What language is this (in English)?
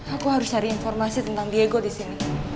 Indonesian